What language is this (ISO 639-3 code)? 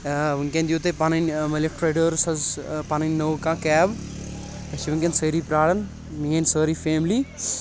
kas